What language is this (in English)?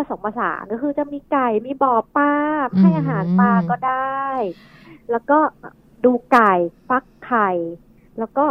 Thai